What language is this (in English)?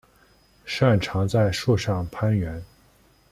Chinese